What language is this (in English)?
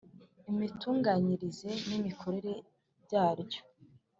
Kinyarwanda